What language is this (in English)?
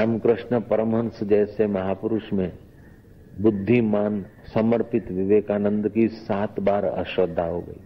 Hindi